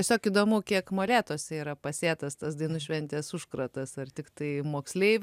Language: Lithuanian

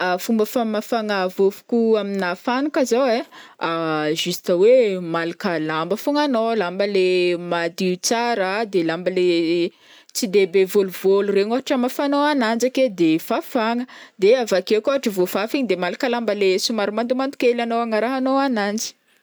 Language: Northern Betsimisaraka Malagasy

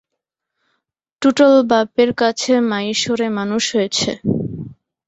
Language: Bangla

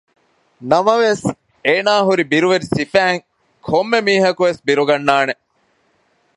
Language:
Divehi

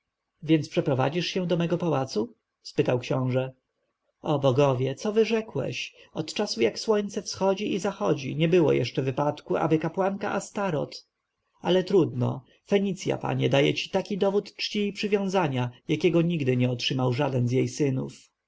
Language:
Polish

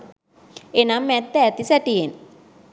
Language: Sinhala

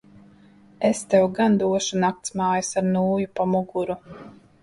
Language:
Latvian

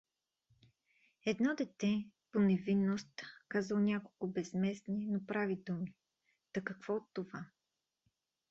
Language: Bulgarian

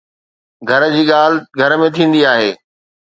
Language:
Sindhi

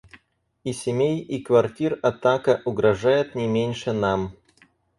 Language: Russian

